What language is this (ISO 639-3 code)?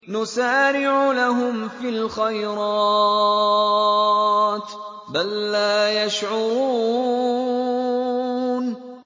ara